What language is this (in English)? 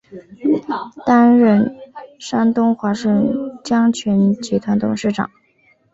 Chinese